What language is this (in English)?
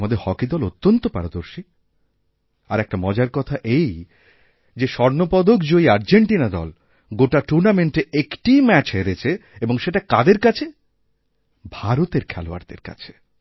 Bangla